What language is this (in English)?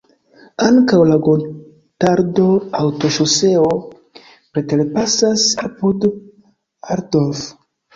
Esperanto